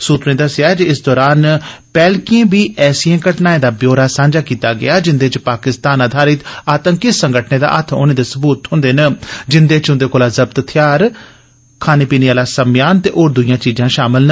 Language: Dogri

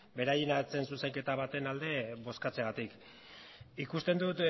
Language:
Basque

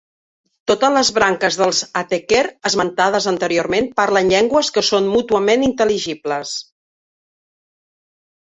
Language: Catalan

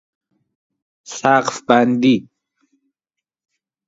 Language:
Persian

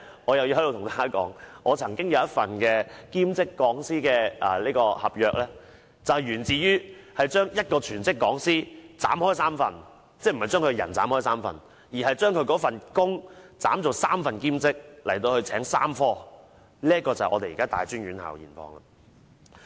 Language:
Cantonese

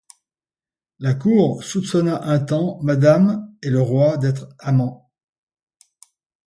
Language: French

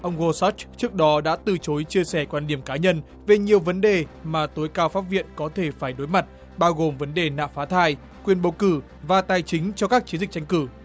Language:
Vietnamese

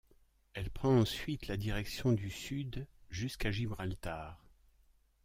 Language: French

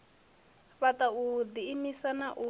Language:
Venda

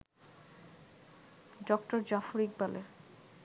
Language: Bangla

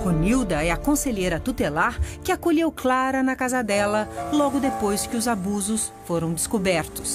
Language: Portuguese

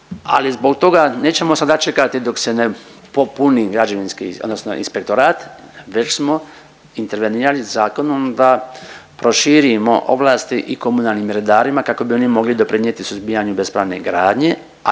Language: Croatian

